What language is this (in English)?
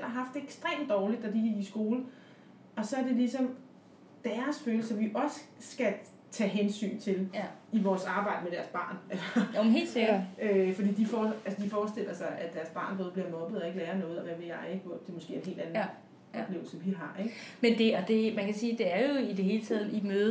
Danish